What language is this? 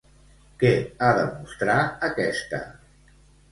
Catalan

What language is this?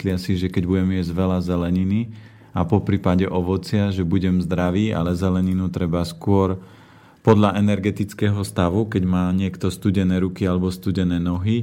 Slovak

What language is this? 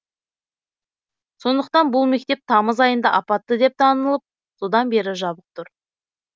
Kazakh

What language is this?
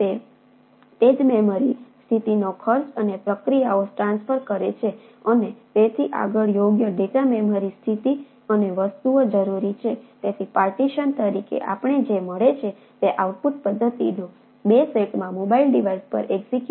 Gujarati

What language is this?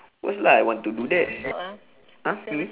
English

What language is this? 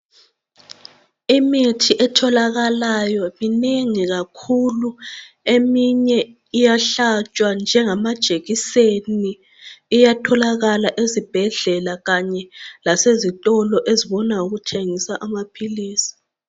North Ndebele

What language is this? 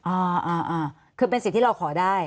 Thai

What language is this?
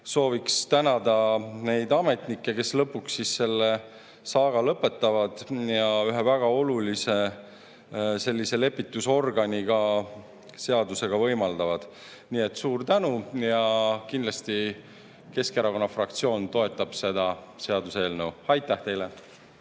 Estonian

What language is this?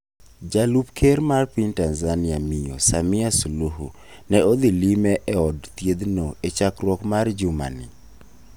Luo (Kenya and Tanzania)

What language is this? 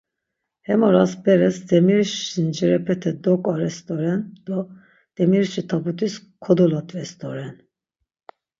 Laz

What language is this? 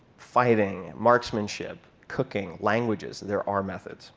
English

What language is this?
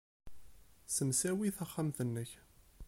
Kabyle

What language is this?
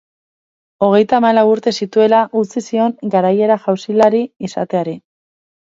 Basque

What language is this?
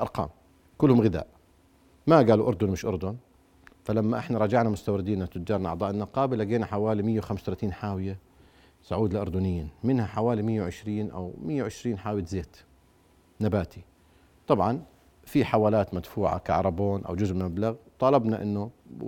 Arabic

